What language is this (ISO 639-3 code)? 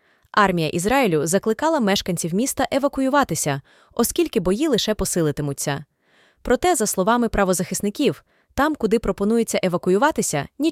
ukr